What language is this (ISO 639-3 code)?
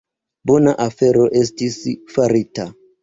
epo